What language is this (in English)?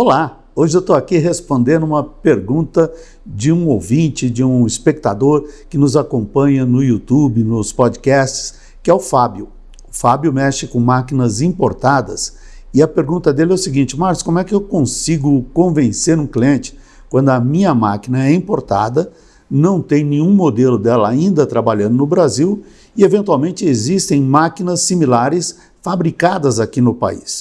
Portuguese